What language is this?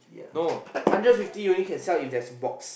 English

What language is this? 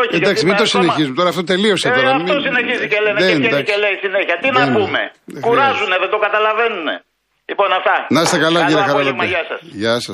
Greek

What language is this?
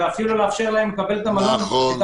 Hebrew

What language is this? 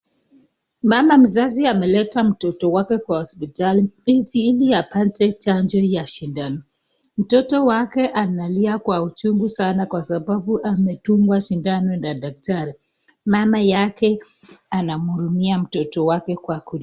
Swahili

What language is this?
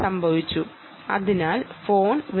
Malayalam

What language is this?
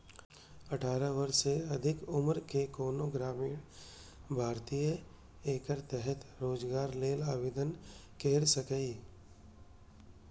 Maithili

